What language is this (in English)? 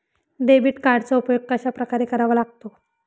Marathi